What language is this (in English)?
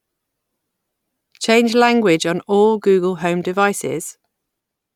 English